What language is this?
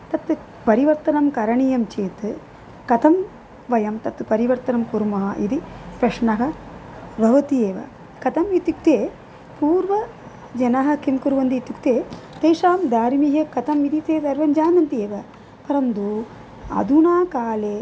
Sanskrit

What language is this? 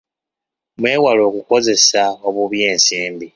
Ganda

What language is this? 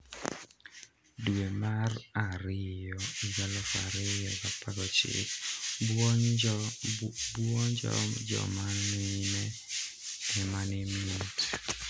Luo (Kenya and Tanzania)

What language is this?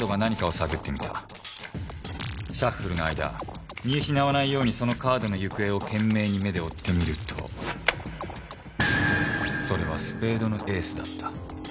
Japanese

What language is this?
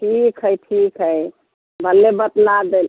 Maithili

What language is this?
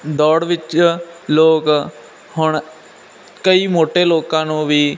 Punjabi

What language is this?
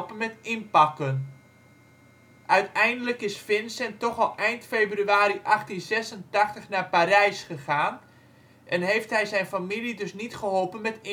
Dutch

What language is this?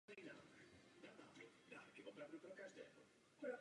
Czech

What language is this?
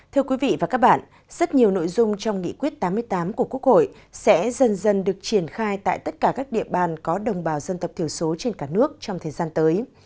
Vietnamese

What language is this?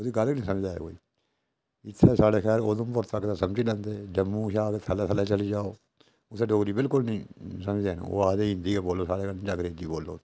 Dogri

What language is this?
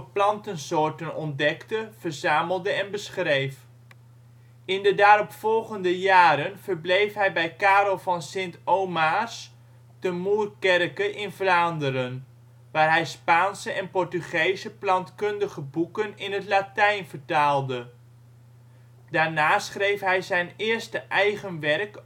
Dutch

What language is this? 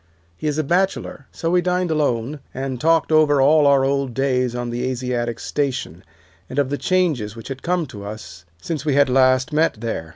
English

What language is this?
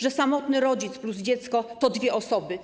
Polish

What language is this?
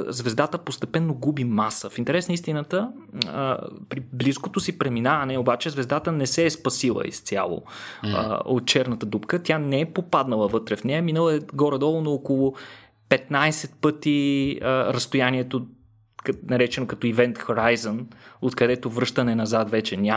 Bulgarian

